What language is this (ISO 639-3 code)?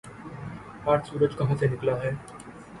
urd